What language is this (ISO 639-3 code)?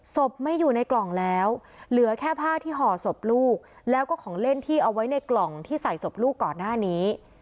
tha